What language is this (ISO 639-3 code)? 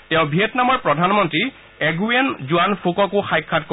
asm